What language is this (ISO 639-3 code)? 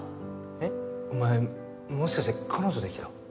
jpn